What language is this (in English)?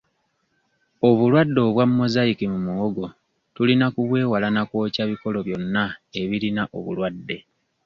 Ganda